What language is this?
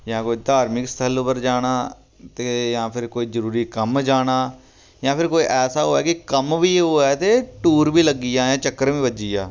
Dogri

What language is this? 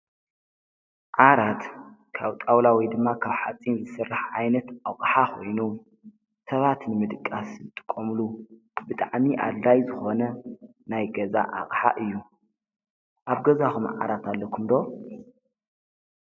Tigrinya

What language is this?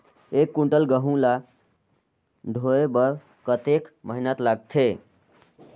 Chhattisgarhi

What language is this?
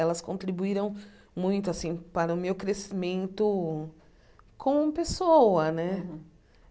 Portuguese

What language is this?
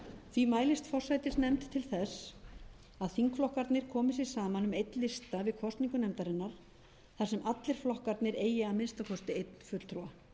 Icelandic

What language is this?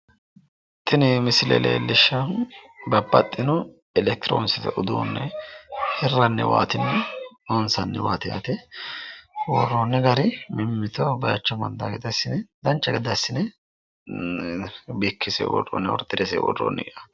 Sidamo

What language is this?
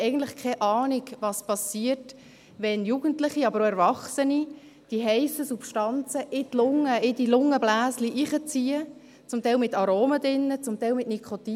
Swiss German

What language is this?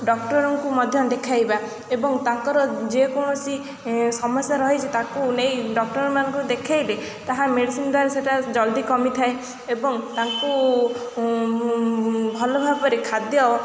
Odia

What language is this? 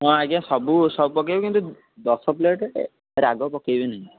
Odia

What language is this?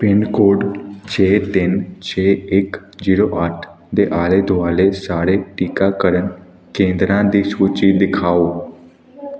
Punjabi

